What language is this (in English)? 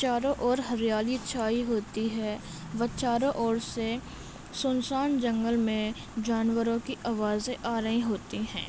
Urdu